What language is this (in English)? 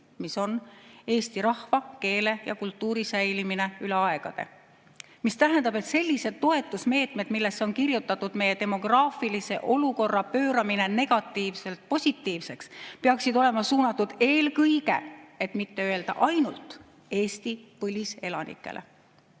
Estonian